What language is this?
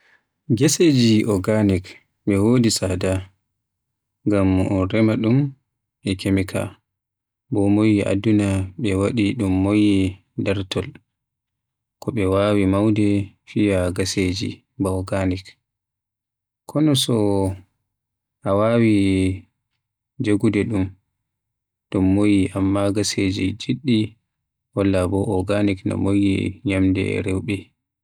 Western Niger Fulfulde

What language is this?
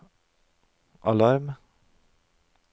Norwegian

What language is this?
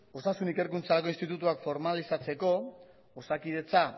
Basque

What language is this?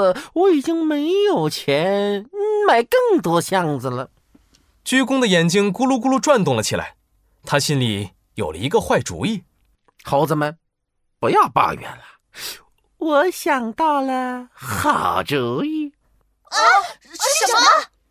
Chinese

